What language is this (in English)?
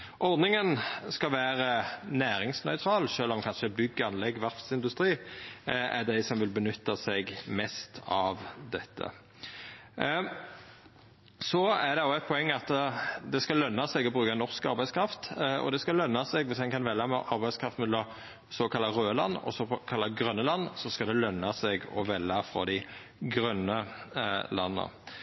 Norwegian Nynorsk